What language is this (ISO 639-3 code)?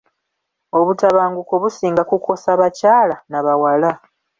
lug